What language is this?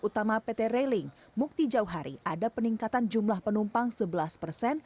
Indonesian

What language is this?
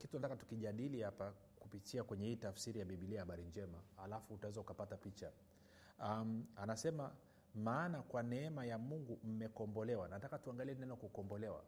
Swahili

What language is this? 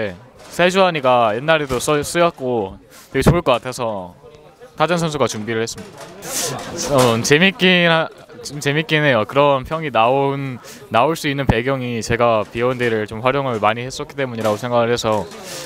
Korean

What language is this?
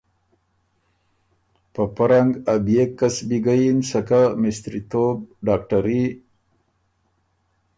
Ormuri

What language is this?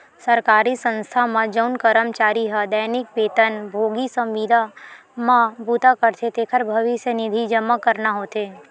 Chhattisgarhi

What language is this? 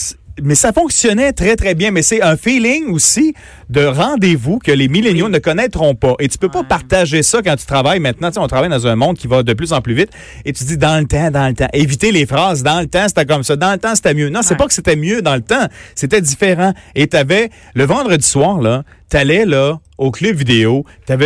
French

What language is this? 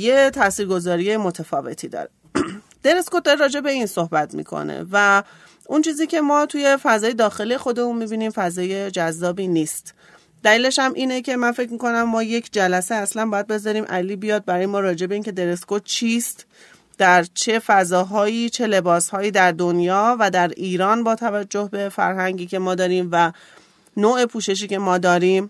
Persian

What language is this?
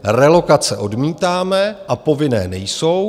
Czech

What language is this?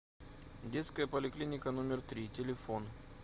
Russian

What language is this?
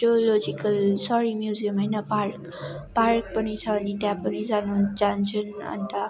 Nepali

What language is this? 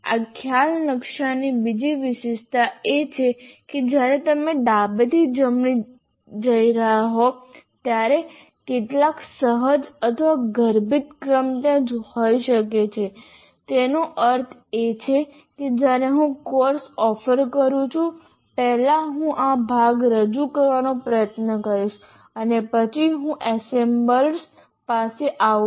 Gujarati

